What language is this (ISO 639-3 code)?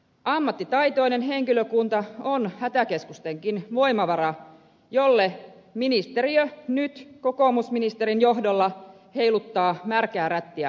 fin